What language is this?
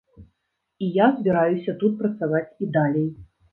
Belarusian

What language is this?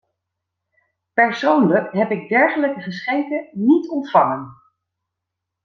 Dutch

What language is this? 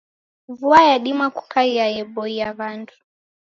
Taita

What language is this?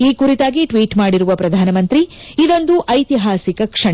Kannada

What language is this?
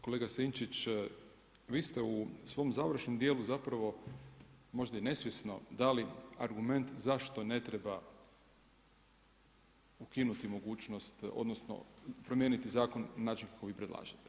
Croatian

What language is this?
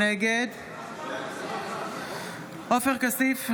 Hebrew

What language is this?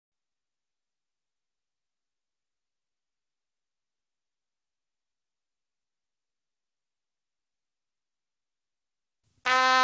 Thai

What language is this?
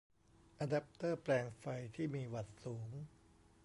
Thai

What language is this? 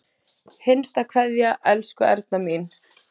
Icelandic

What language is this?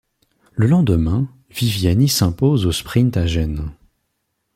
French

